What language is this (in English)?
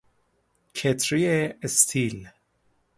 Persian